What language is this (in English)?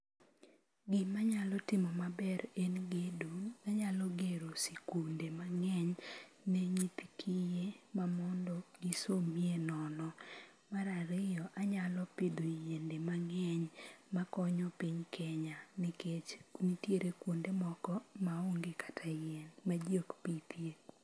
Luo (Kenya and Tanzania)